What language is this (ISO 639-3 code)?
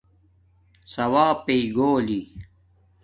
dmk